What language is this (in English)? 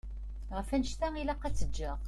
Kabyle